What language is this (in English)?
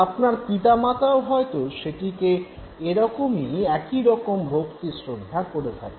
Bangla